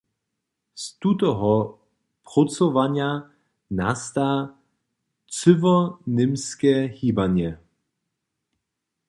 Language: Upper Sorbian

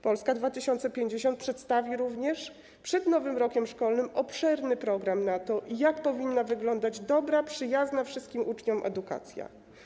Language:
Polish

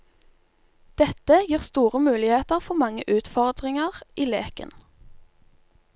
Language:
Norwegian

